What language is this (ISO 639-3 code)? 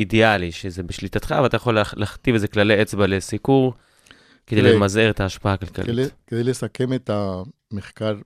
heb